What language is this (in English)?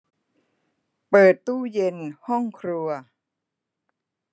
Thai